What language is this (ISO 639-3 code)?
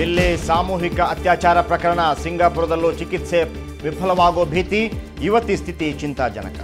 hin